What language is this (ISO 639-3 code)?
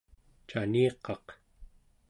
esu